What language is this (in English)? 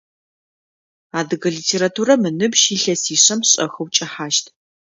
Adyghe